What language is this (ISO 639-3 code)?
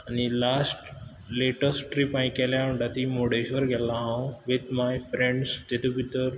kok